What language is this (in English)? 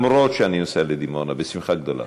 Hebrew